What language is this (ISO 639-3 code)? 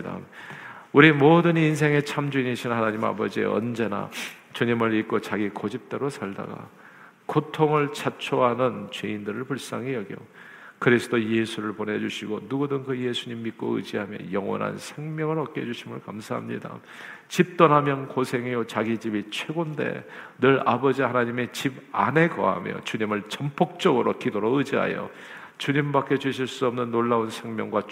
kor